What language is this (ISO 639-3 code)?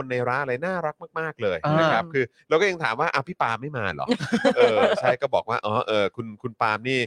tha